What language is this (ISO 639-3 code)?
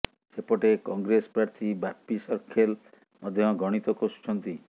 ori